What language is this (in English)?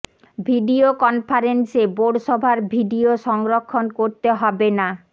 Bangla